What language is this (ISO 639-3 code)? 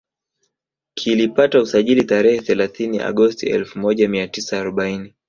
swa